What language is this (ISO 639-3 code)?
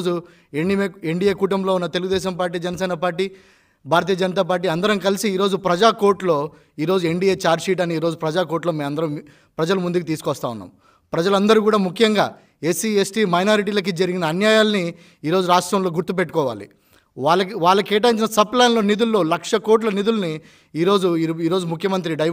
tel